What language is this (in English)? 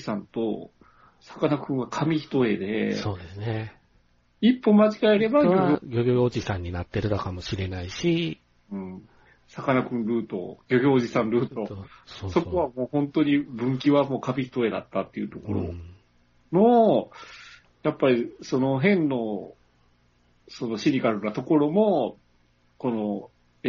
Japanese